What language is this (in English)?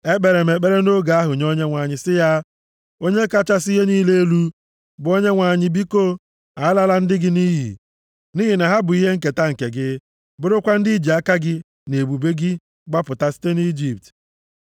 Igbo